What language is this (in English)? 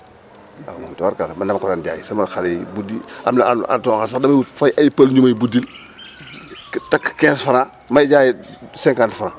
Wolof